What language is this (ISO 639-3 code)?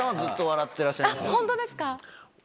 jpn